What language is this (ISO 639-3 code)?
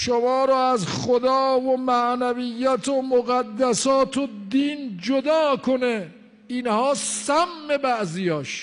fas